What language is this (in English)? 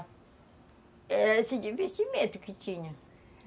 Portuguese